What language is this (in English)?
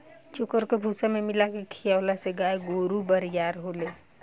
Bhojpuri